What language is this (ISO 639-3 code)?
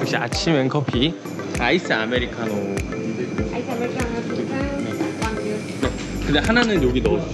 kor